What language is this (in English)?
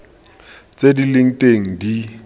Tswana